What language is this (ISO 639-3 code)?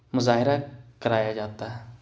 urd